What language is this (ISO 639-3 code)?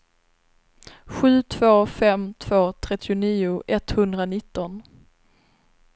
swe